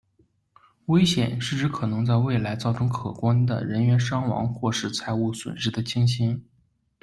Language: Chinese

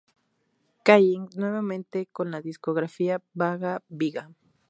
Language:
Spanish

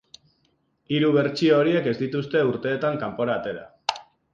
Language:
Basque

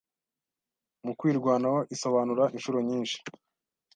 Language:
Kinyarwanda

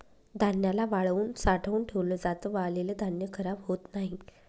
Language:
Marathi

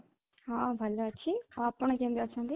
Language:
Odia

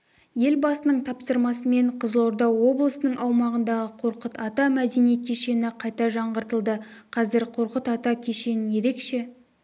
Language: Kazakh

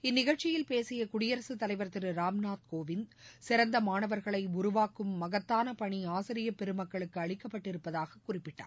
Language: Tamil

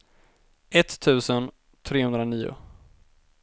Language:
Swedish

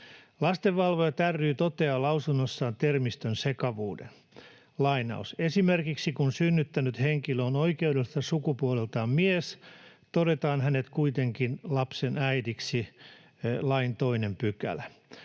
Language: Finnish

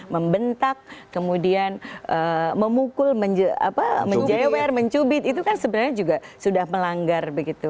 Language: Indonesian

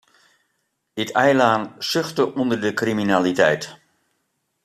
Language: Western Frisian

